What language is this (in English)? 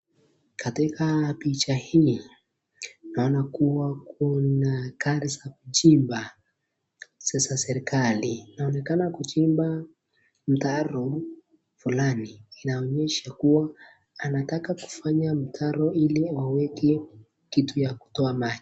Swahili